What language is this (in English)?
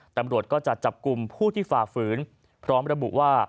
Thai